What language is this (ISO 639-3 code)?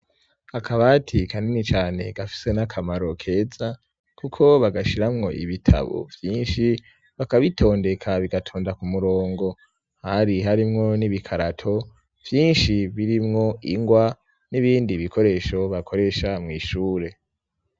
run